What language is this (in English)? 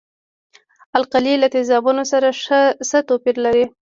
Pashto